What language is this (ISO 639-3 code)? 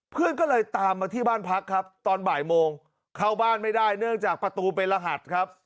tha